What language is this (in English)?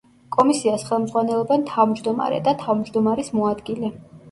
Georgian